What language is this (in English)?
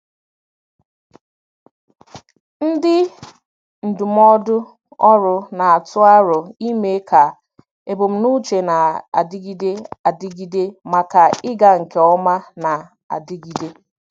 Igbo